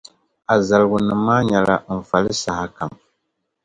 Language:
Dagbani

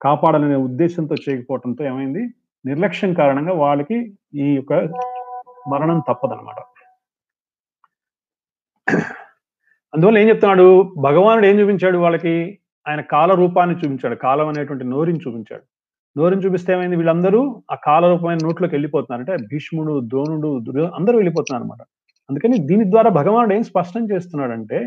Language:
Telugu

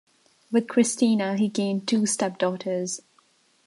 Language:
English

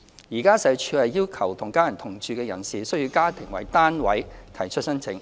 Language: Cantonese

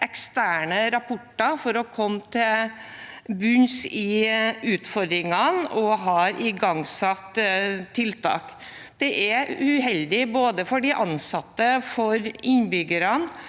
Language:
Norwegian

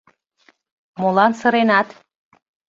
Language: Mari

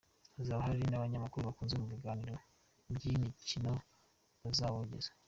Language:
Kinyarwanda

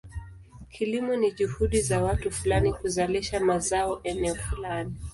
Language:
Swahili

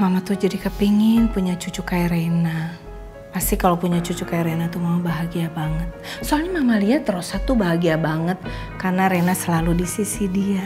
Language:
Indonesian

